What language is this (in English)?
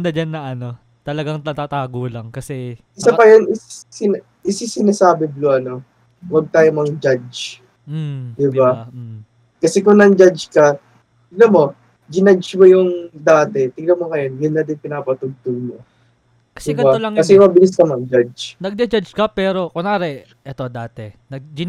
Filipino